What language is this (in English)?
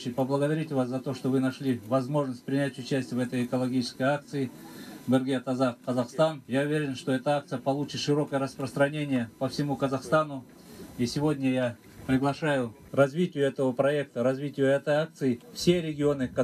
Russian